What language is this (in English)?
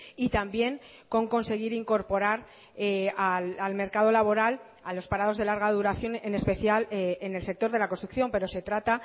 Spanish